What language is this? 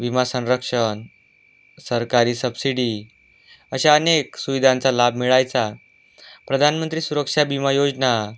Marathi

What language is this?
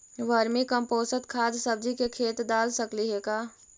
Magahi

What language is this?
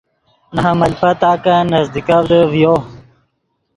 Yidgha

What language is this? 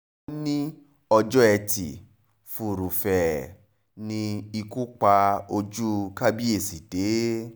Yoruba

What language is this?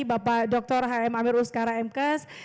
Indonesian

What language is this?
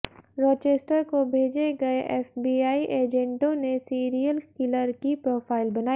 Hindi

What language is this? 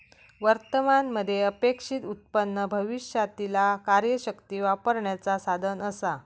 Marathi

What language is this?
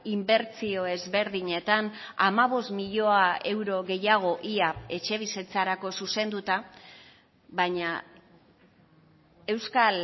Basque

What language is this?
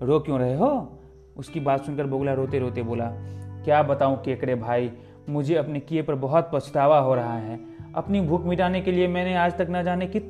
Hindi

